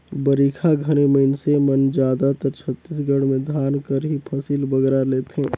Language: Chhattisgarhi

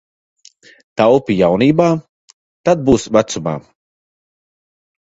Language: Latvian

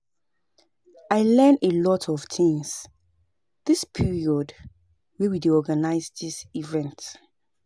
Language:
Nigerian Pidgin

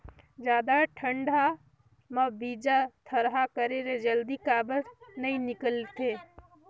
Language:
Chhattisgarhi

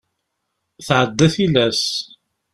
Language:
Kabyle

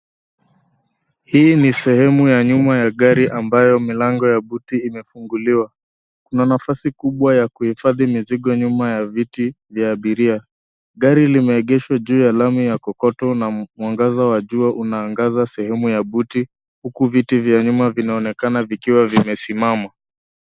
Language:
Swahili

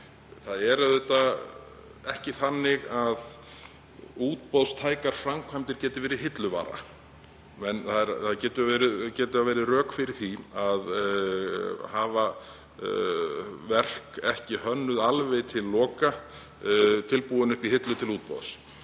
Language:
Icelandic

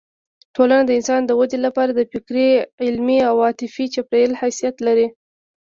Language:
Pashto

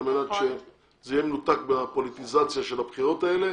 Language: Hebrew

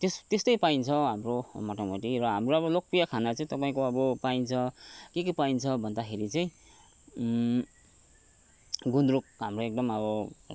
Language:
Nepali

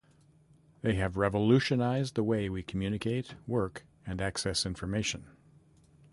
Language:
English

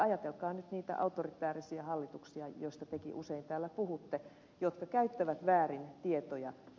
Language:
Finnish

